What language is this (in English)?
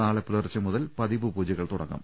Malayalam